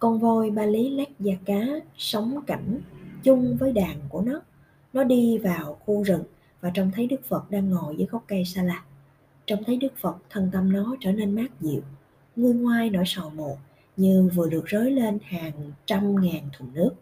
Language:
Vietnamese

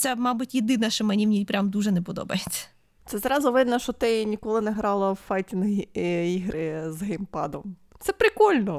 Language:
Ukrainian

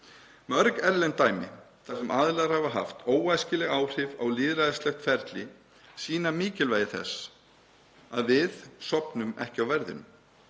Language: Icelandic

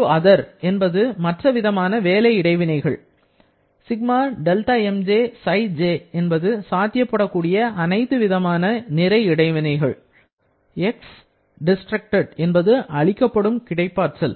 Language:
Tamil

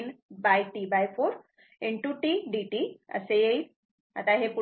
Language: Marathi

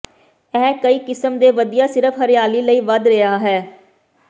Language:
Punjabi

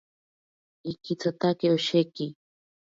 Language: Ashéninka Perené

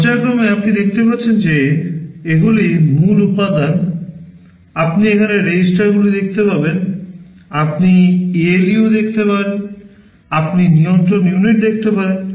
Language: Bangla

